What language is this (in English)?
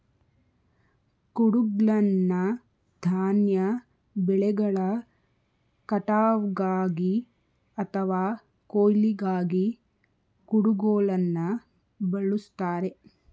Kannada